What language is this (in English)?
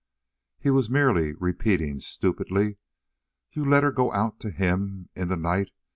English